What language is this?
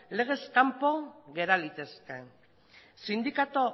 Basque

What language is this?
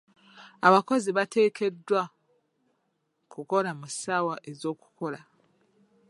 Ganda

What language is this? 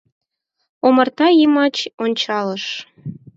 Mari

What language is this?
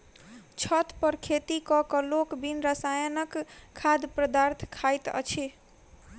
Maithili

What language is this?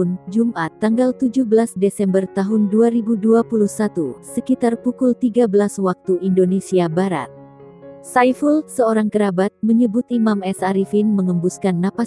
Indonesian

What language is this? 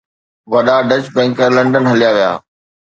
Sindhi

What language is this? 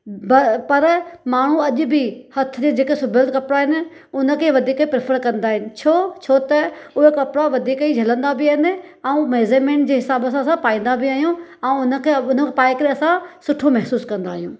Sindhi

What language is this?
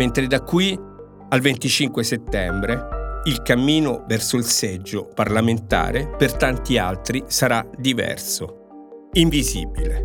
Italian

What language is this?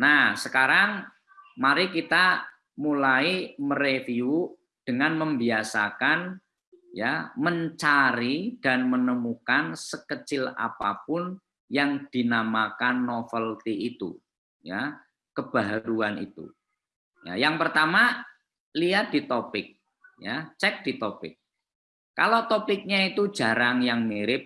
Indonesian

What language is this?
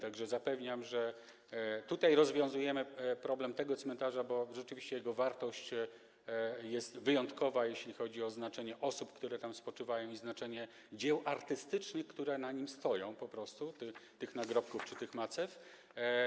Polish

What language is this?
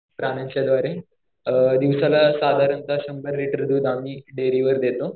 Marathi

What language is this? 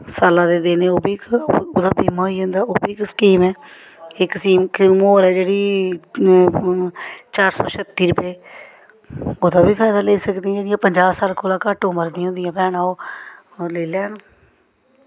Dogri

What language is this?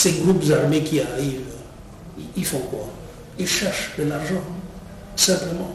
French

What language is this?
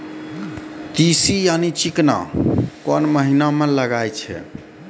Maithili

